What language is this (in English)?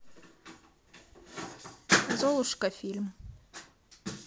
Russian